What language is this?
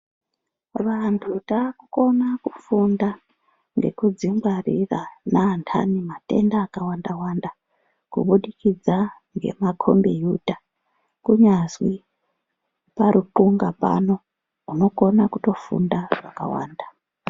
Ndau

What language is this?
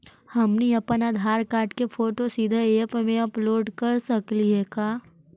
Magahi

